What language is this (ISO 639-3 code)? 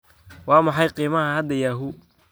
som